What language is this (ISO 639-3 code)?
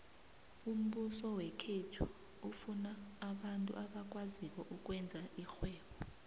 nbl